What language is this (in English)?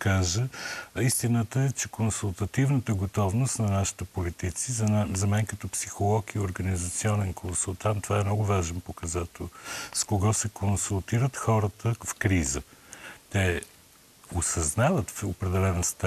Bulgarian